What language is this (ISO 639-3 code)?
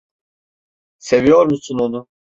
tur